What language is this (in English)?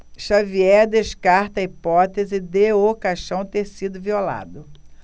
Portuguese